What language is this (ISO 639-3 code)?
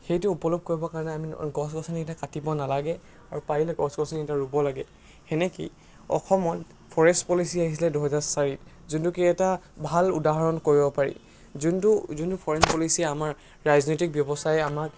asm